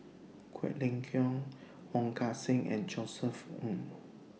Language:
English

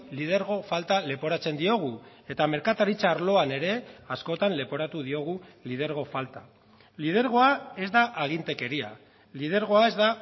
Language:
Basque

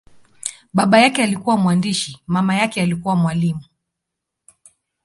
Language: Swahili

